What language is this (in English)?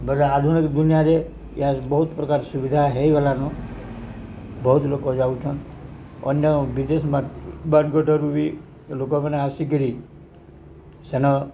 Odia